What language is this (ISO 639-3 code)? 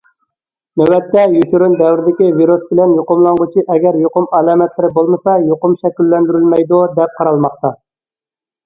uig